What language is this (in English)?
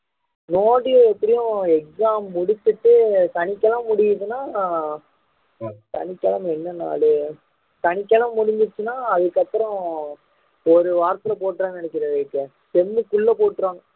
Tamil